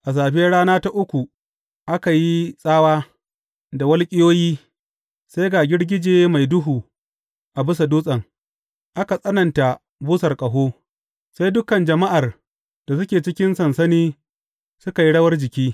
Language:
Hausa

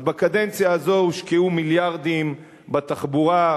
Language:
Hebrew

